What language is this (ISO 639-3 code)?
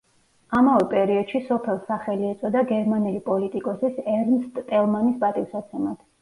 kat